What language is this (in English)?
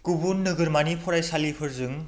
Bodo